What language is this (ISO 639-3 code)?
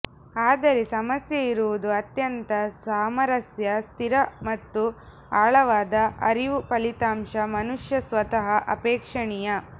kan